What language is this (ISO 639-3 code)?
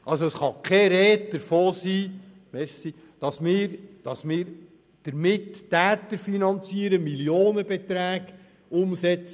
gsw